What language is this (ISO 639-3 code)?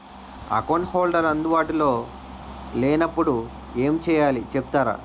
tel